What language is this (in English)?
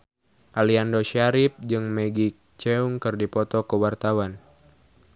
Sundanese